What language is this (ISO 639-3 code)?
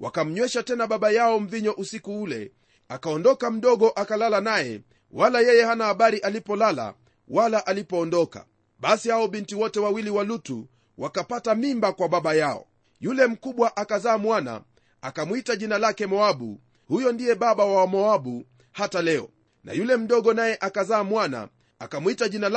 swa